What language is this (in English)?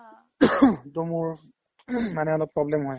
Assamese